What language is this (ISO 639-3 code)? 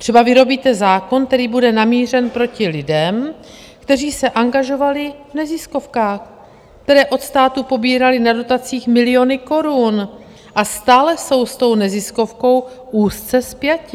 ces